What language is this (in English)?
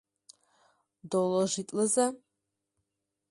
Mari